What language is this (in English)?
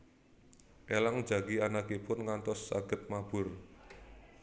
Javanese